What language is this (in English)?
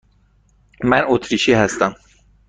Persian